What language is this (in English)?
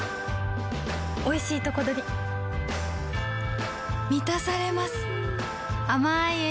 Japanese